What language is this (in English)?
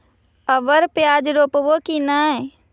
Magahi